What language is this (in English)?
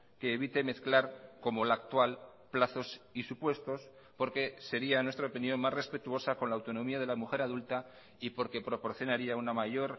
Spanish